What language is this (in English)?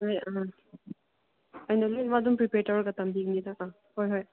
Manipuri